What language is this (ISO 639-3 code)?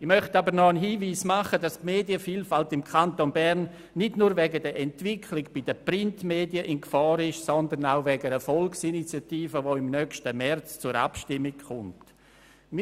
gsw